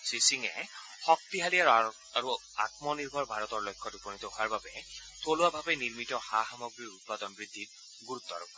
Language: Assamese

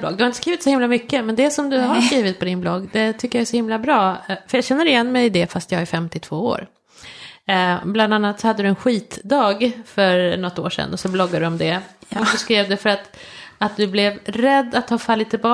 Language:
Swedish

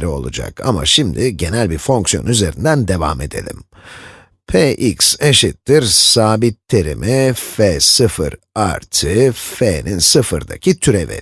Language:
Turkish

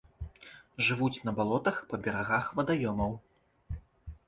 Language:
Belarusian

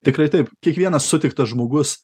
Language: Lithuanian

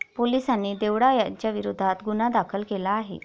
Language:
Marathi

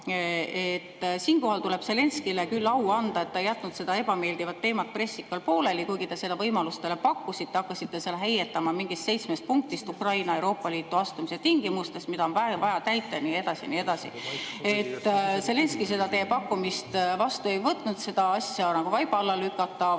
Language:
Estonian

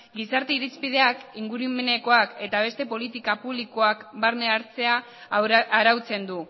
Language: Basque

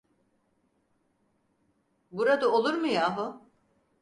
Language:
Turkish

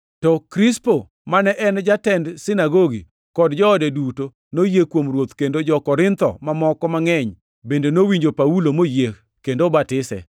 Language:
Luo (Kenya and Tanzania)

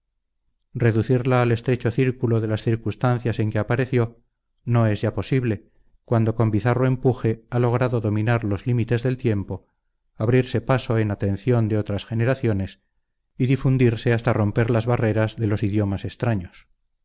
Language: Spanish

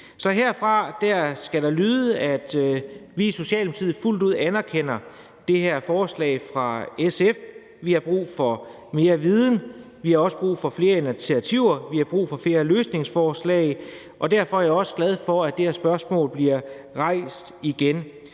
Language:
Danish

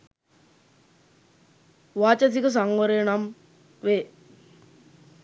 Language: Sinhala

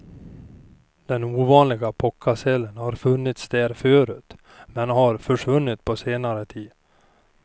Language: Swedish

